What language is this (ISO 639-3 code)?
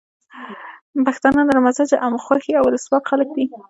pus